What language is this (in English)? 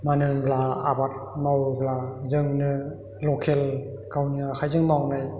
Bodo